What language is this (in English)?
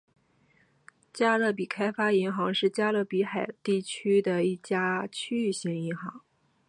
Chinese